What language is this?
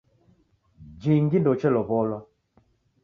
Taita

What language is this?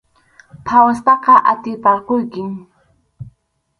Arequipa-La Unión Quechua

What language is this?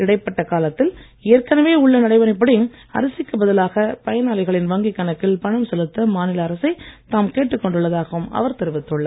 Tamil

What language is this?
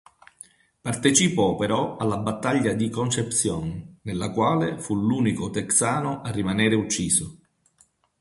Italian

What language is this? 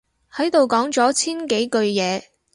Cantonese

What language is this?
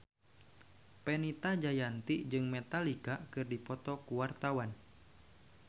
Sundanese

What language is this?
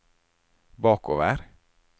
Norwegian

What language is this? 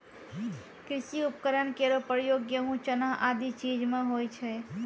Maithili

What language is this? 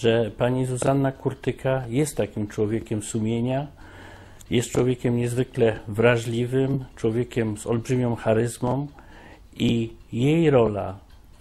Polish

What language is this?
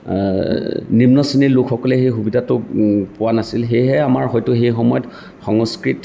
Assamese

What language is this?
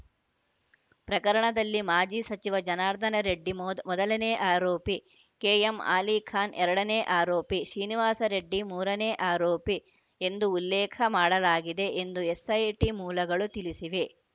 Kannada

